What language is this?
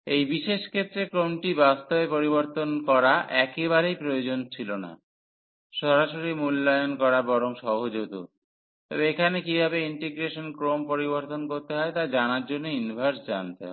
Bangla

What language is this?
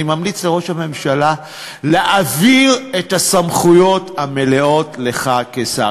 Hebrew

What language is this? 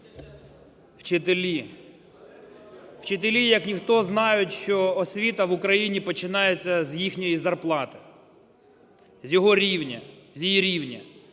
Ukrainian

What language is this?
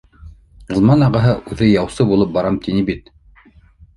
Bashkir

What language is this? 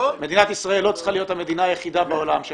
Hebrew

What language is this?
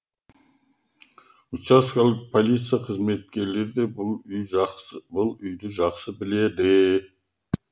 Kazakh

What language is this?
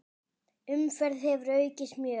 Icelandic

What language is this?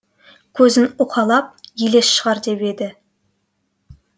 Kazakh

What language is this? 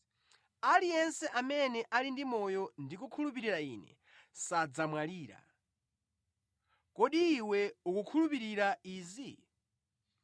Nyanja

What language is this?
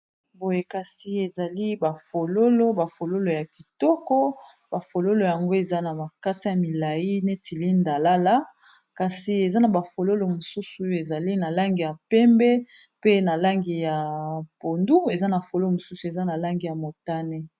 Lingala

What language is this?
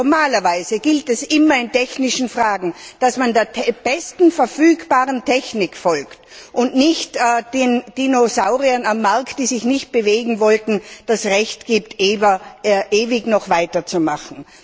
German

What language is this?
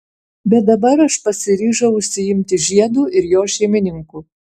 Lithuanian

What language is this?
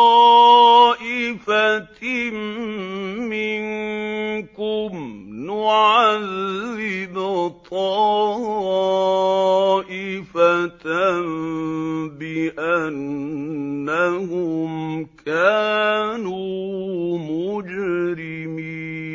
Arabic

